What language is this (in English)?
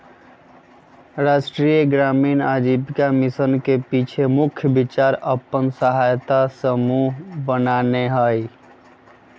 Magahi